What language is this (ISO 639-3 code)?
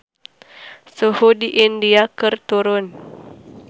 sun